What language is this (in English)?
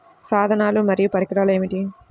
Telugu